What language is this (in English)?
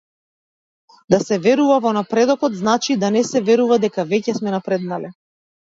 Macedonian